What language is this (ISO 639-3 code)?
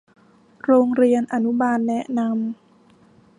tha